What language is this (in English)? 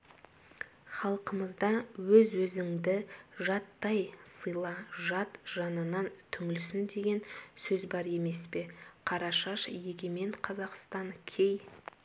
Kazakh